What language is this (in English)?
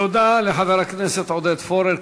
Hebrew